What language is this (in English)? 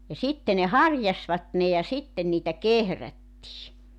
Finnish